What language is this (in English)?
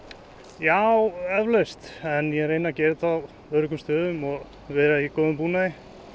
Icelandic